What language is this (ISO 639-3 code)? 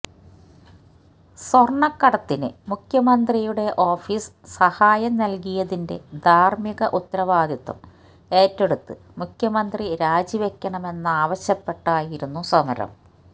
mal